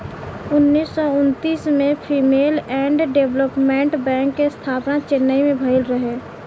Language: Bhojpuri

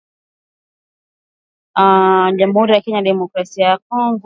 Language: Swahili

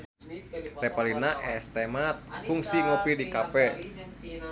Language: Sundanese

